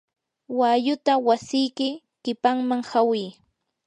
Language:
Yanahuanca Pasco Quechua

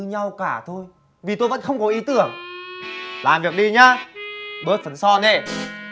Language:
Vietnamese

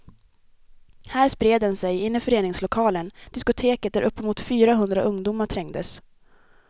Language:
Swedish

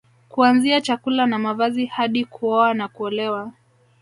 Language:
Swahili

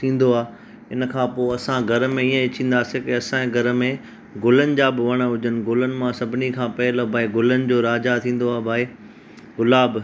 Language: Sindhi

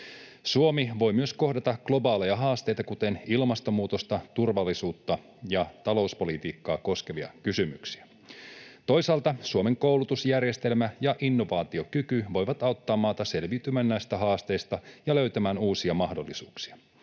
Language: Finnish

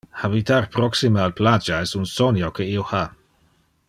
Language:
Interlingua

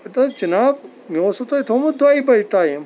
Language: Kashmiri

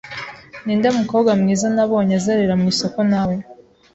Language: Kinyarwanda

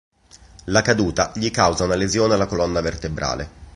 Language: Italian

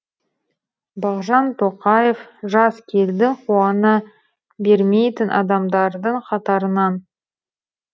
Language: Kazakh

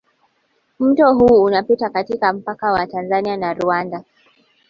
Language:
Swahili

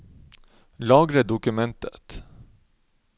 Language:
Norwegian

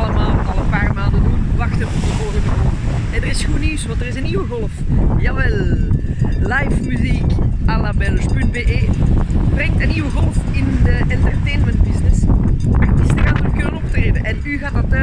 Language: Dutch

